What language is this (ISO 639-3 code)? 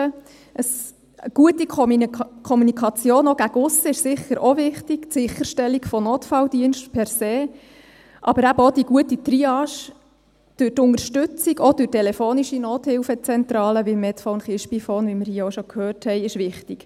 gsw